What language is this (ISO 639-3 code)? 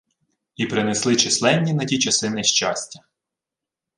ukr